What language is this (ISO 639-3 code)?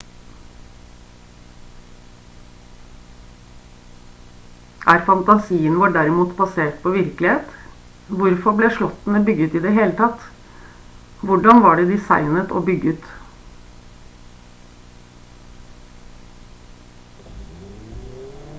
nob